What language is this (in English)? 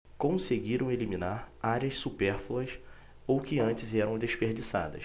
Portuguese